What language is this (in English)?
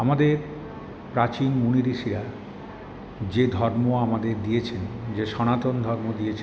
Bangla